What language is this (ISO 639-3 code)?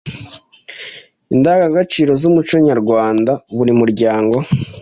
kin